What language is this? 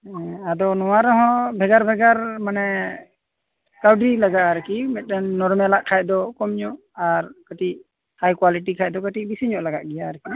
Santali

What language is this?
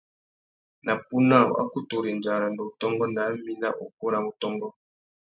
Tuki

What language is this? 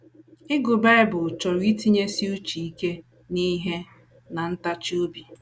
Igbo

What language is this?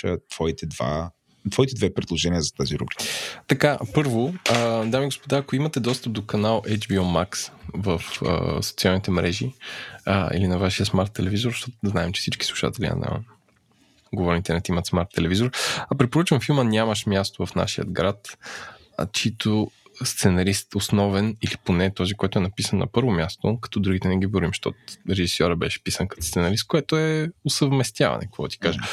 Bulgarian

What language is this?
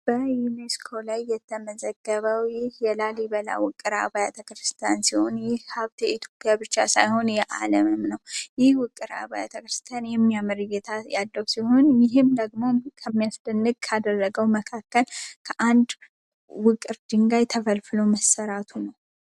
Amharic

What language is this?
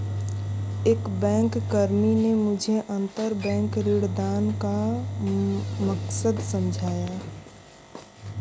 Hindi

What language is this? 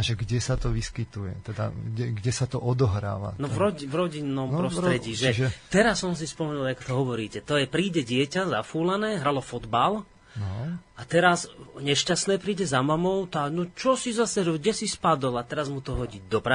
Slovak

